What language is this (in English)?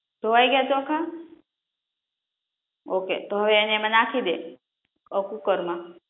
Gujarati